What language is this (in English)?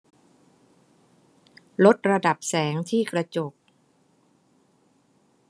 Thai